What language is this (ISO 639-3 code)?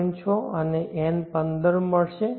guj